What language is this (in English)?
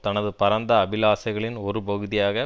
Tamil